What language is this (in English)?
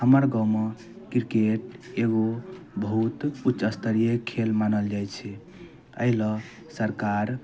Maithili